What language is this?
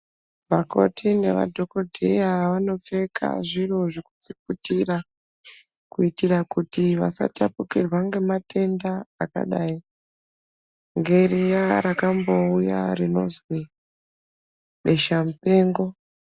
Ndau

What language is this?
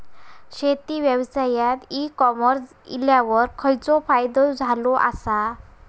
Marathi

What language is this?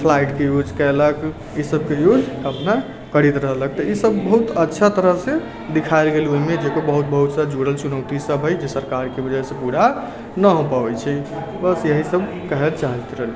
Maithili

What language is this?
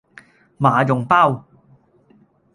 Cantonese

